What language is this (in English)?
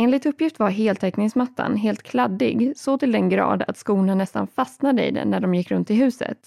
Swedish